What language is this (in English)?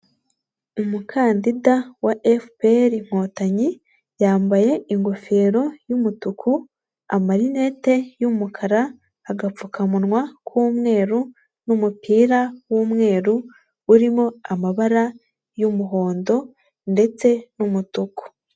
Kinyarwanda